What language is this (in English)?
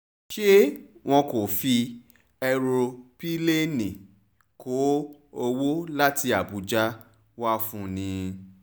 Yoruba